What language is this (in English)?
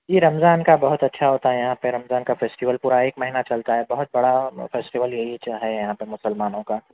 Urdu